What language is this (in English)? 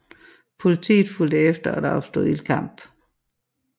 Danish